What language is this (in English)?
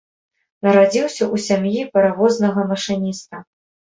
Belarusian